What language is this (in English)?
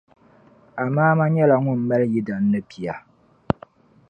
Dagbani